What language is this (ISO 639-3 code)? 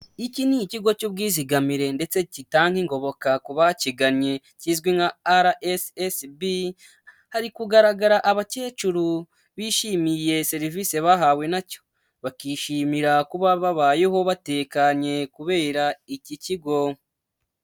kin